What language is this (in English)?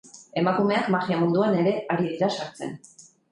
Basque